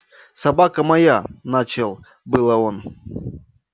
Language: Russian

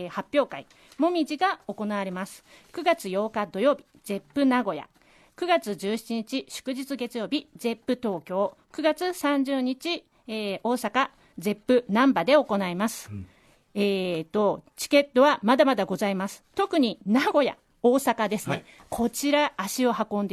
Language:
Japanese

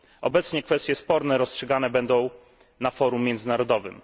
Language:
Polish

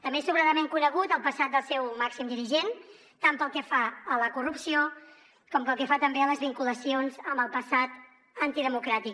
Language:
Catalan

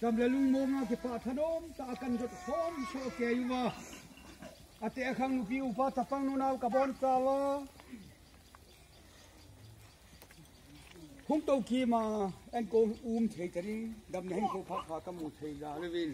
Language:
Dutch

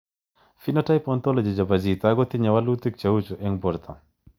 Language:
Kalenjin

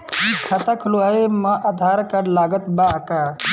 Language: Bhojpuri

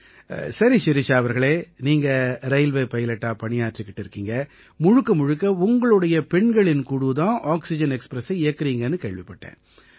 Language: Tamil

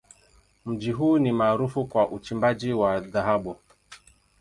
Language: Swahili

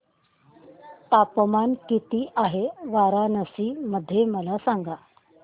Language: Marathi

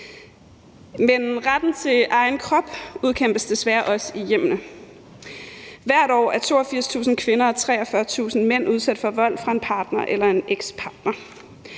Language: Danish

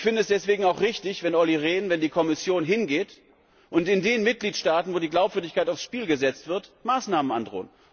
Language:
German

